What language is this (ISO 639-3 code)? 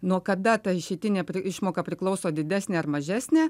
lit